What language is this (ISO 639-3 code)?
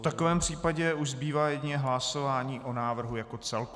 ces